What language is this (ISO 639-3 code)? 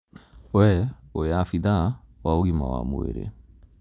kik